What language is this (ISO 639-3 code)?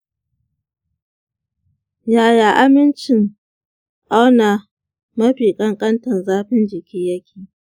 hau